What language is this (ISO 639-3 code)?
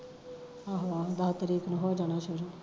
pan